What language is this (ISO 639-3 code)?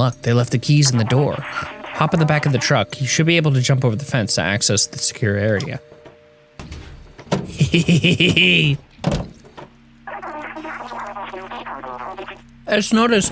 eng